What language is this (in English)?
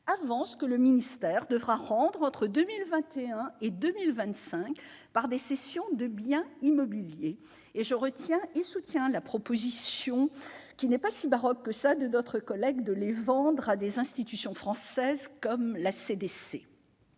French